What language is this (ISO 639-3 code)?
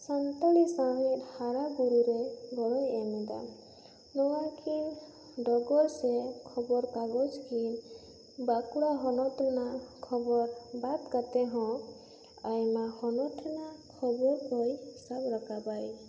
sat